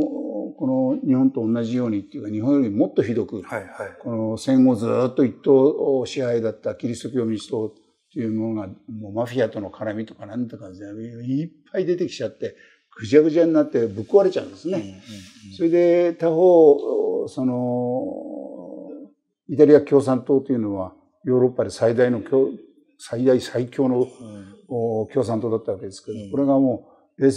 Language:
Japanese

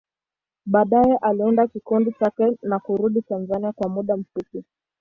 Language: Swahili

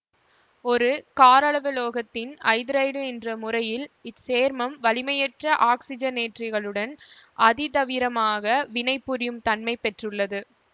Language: Tamil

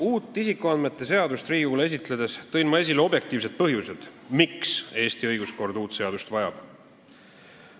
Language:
Estonian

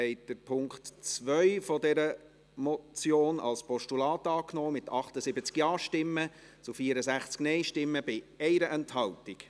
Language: Swiss German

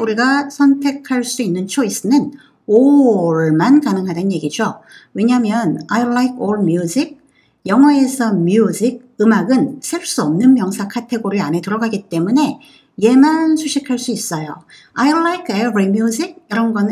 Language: Korean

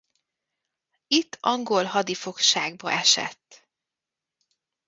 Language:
Hungarian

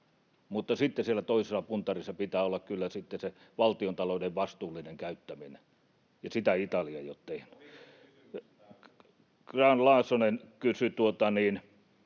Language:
Finnish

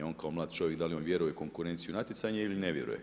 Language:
Croatian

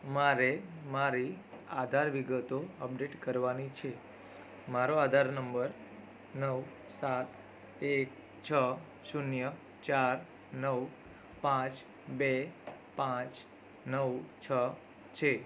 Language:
Gujarati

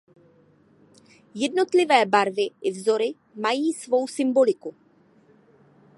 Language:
Czech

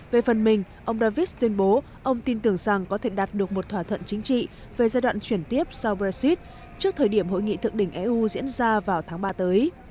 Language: Vietnamese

